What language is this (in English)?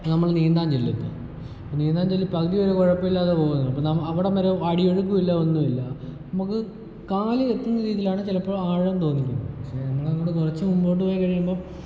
Malayalam